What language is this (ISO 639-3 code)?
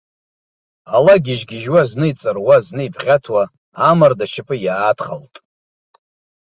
abk